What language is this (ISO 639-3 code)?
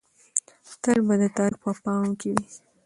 pus